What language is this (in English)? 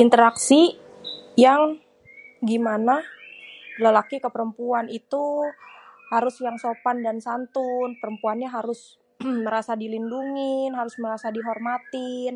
Betawi